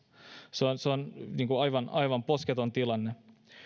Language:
Finnish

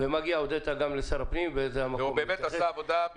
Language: Hebrew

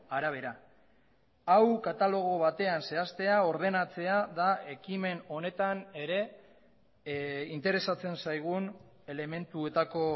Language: Basque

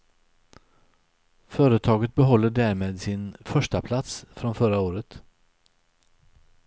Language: Swedish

